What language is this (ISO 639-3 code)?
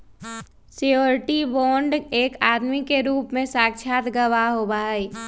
mag